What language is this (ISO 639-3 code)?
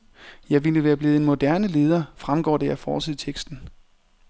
dan